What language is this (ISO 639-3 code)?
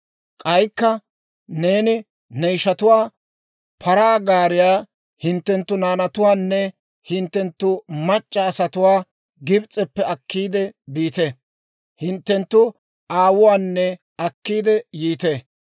dwr